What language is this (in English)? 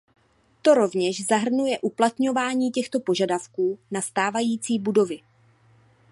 Czech